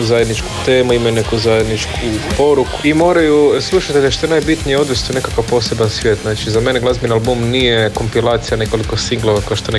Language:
Croatian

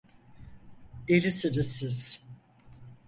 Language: Turkish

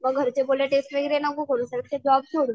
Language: Marathi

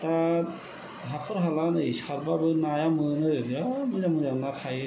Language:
Bodo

